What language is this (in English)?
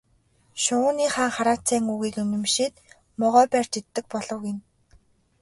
Mongolian